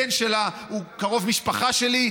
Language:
Hebrew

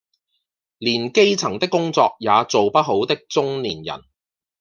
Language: Cantonese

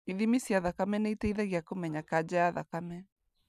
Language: Kikuyu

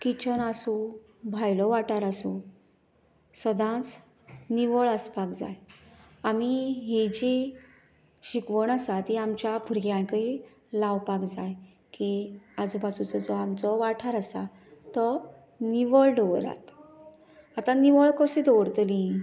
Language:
Konkani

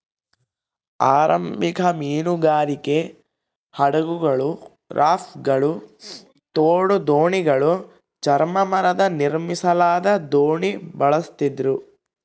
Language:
Kannada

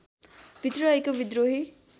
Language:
Nepali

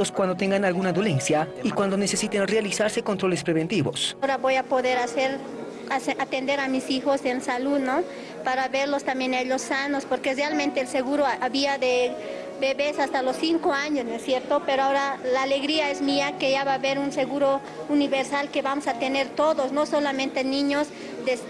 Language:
Spanish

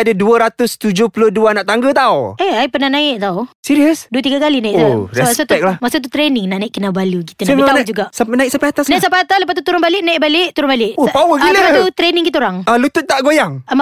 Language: Malay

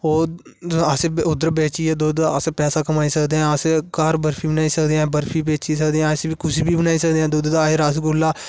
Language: Dogri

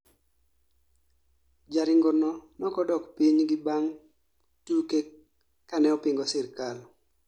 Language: Luo (Kenya and Tanzania)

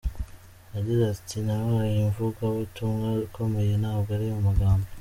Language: Kinyarwanda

